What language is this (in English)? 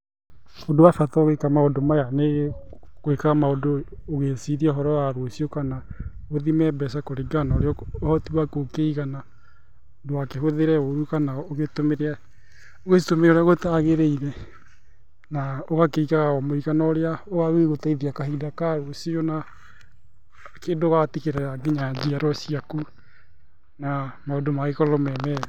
Kikuyu